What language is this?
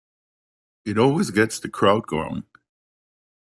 English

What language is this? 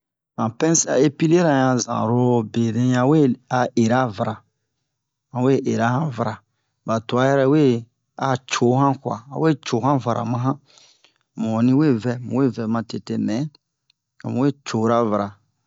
Bomu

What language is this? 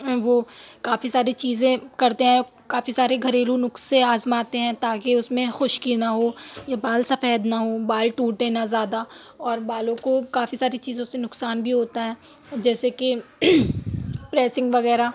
Urdu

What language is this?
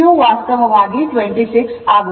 Kannada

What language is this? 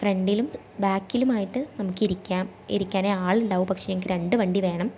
Malayalam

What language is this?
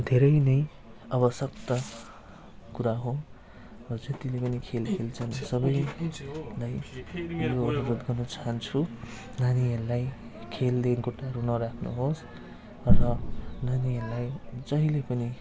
Nepali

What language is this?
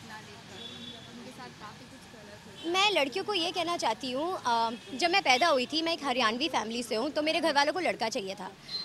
Hindi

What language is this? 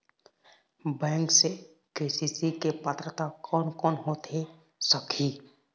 Chhattisgarhi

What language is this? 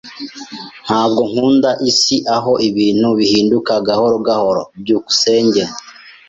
Kinyarwanda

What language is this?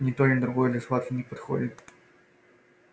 Russian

